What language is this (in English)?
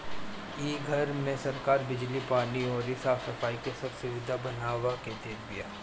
Bhojpuri